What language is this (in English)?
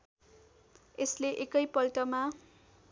Nepali